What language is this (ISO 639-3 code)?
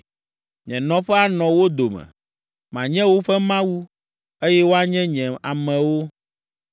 ewe